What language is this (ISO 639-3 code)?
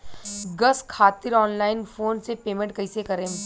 bho